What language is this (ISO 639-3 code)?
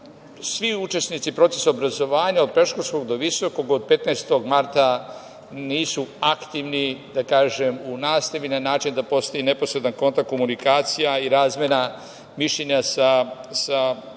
srp